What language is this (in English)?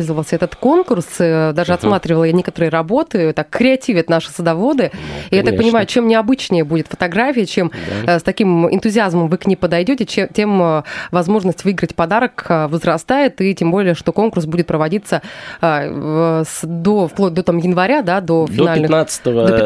Russian